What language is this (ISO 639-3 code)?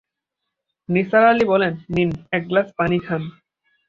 ben